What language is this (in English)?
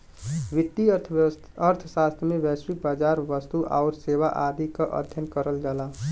Bhojpuri